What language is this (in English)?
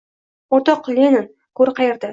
Uzbek